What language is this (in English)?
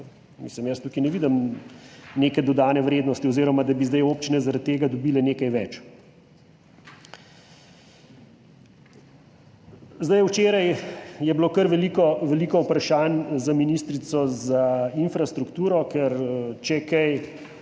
Slovenian